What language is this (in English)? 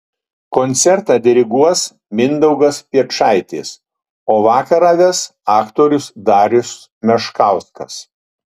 Lithuanian